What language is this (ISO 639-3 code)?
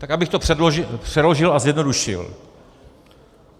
ces